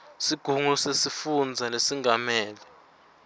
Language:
Swati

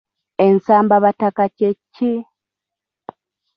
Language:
Ganda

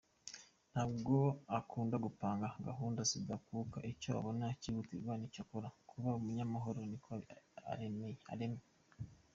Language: Kinyarwanda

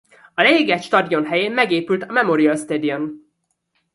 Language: Hungarian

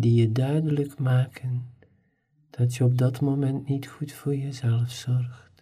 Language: Dutch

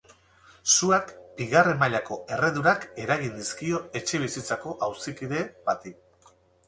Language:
Basque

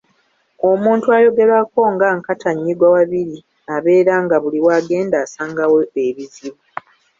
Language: Ganda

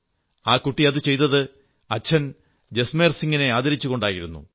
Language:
Malayalam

